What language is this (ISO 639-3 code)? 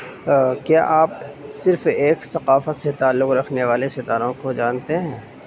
urd